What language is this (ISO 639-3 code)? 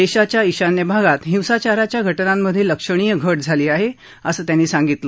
mar